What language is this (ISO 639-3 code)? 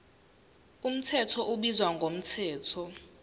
zul